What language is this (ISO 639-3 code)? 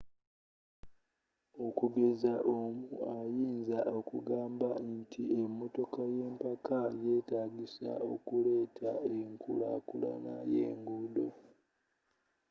lug